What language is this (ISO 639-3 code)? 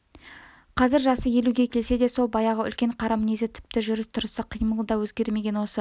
kaz